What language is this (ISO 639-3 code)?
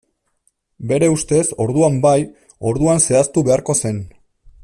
eus